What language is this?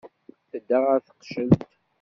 Kabyle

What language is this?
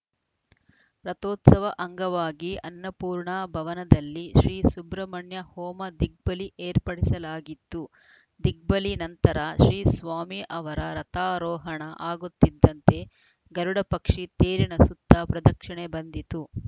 Kannada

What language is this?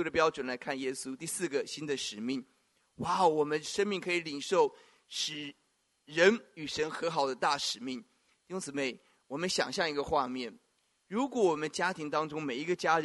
Chinese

